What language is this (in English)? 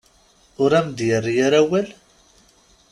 Kabyle